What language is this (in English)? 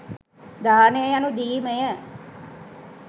Sinhala